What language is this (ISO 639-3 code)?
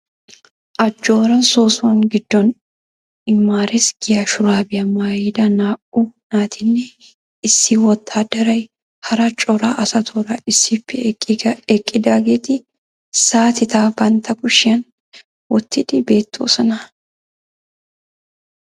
wal